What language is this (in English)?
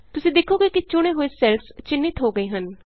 Punjabi